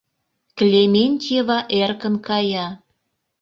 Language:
Mari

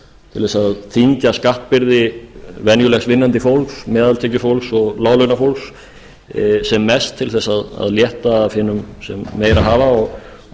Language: Icelandic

